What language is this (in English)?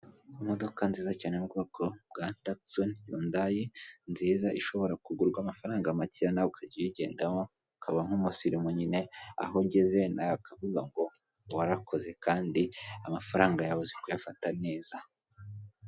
Kinyarwanda